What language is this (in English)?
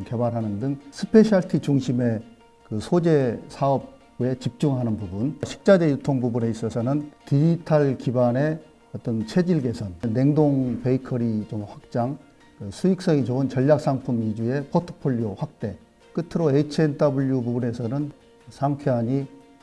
Korean